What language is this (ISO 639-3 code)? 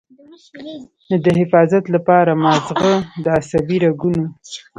pus